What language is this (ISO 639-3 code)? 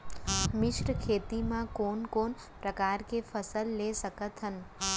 hne